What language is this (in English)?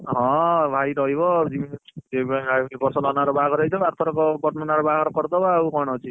Odia